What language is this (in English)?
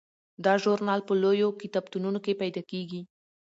Pashto